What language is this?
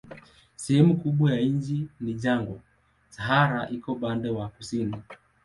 Swahili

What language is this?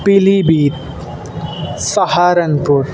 Urdu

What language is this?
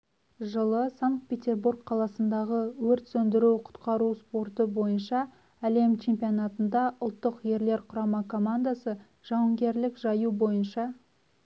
Kazakh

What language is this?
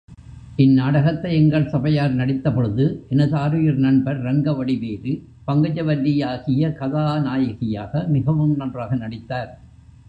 Tamil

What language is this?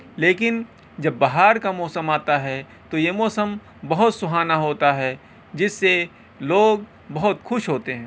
Urdu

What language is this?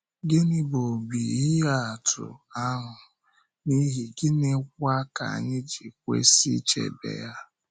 Igbo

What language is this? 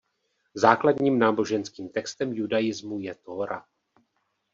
Czech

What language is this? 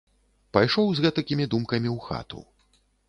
Belarusian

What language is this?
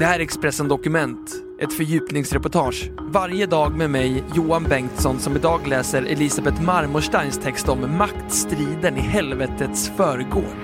Swedish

